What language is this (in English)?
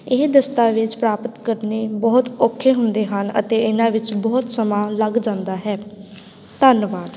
Punjabi